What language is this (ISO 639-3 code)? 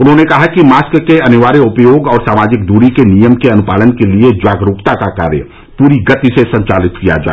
hin